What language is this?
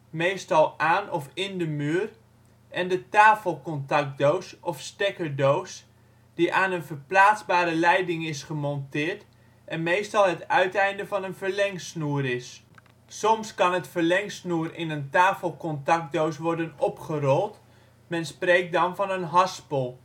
Dutch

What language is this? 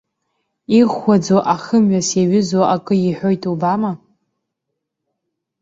Abkhazian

